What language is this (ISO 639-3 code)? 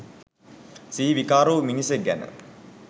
sin